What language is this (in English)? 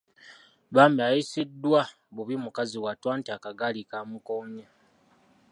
Ganda